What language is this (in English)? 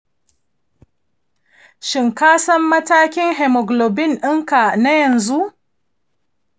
Hausa